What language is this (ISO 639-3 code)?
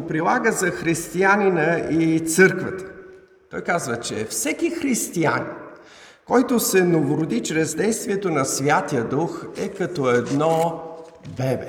bul